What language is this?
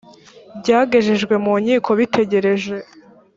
Kinyarwanda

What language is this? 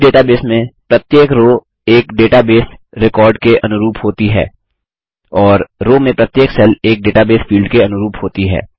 Hindi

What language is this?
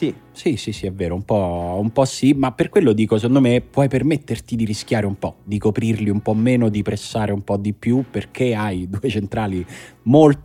Italian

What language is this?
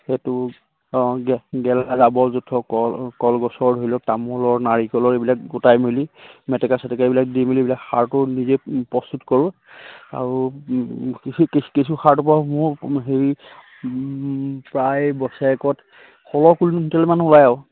Assamese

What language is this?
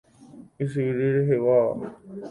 Guarani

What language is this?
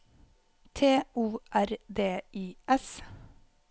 Norwegian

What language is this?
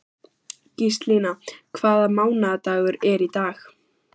Icelandic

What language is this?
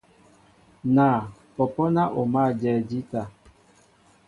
Mbo (Cameroon)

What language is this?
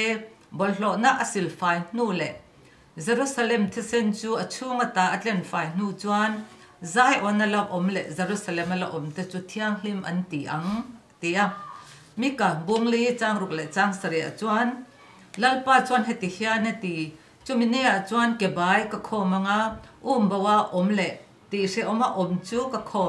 Thai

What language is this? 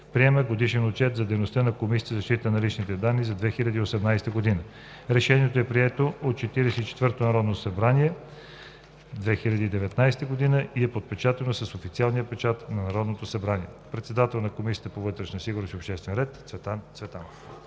Bulgarian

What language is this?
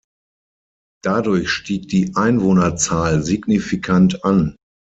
German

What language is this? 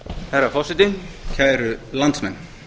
Icelandic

